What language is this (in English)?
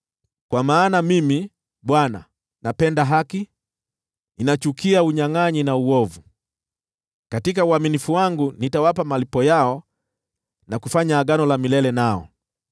Swahili